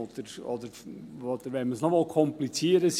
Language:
Swiss German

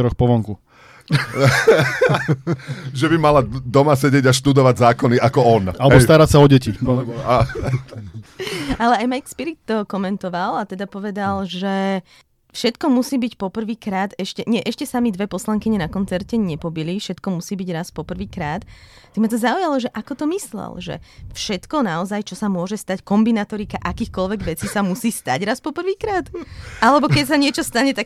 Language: Slovak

